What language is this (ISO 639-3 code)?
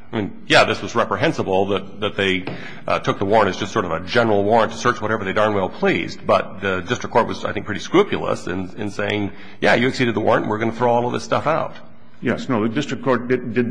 eng